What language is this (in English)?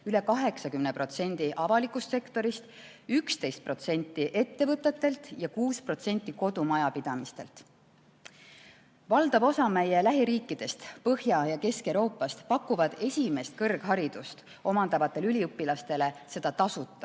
Estonian